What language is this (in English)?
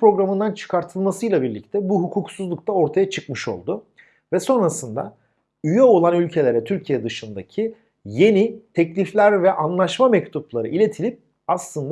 Turkish